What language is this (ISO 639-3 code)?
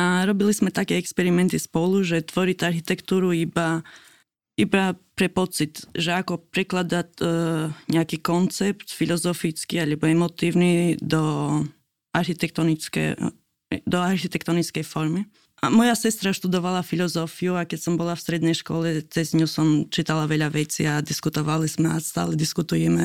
slk